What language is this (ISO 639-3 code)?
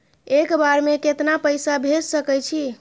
mai